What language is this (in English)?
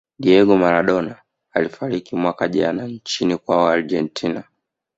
Swahili